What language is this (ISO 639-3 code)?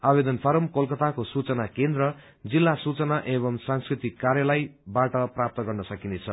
nep